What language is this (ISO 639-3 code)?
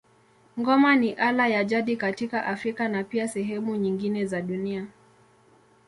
swa